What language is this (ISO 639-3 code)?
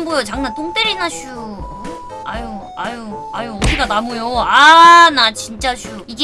kor